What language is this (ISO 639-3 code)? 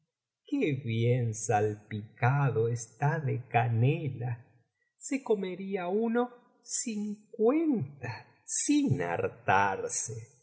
spa